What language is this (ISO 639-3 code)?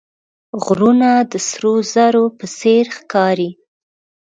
pus